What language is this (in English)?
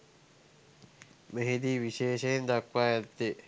Sinhala